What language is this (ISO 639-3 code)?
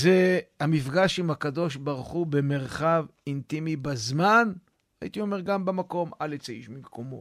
heb